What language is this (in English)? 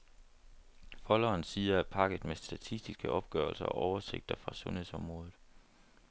Danish